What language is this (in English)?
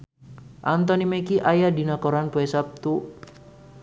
Sundanese